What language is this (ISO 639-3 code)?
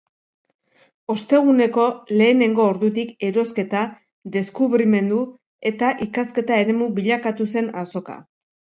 eus